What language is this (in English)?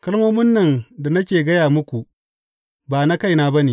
Hausa